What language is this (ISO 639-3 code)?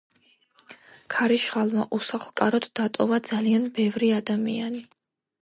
kat